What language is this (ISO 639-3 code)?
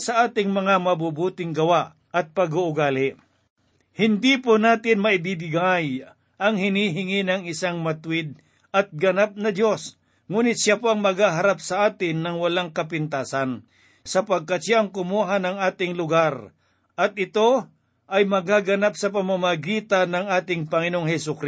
fil